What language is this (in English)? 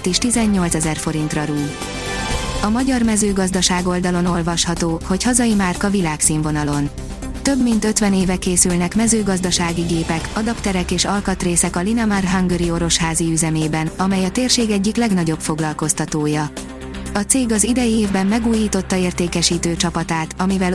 Hungarian